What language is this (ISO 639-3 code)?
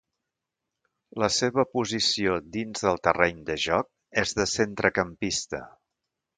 cat